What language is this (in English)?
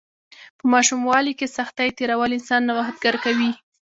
Pashto